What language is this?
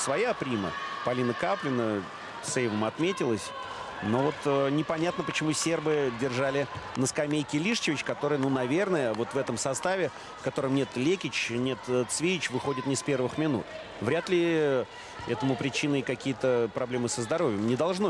Russian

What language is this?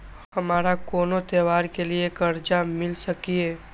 Maithili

